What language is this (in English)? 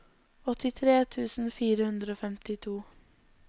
Norwegian